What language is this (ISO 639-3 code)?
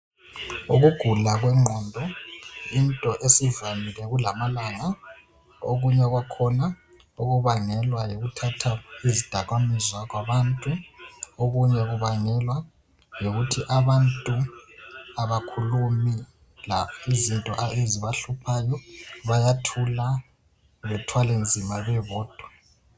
nde